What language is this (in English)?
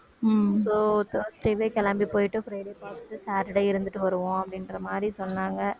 Tamil